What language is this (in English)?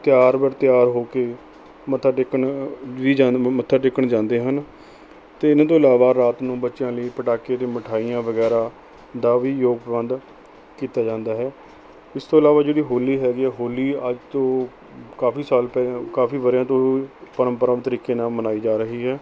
Punjabi